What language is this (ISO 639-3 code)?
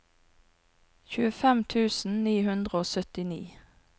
nor